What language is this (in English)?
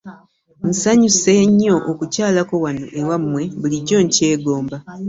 Ganda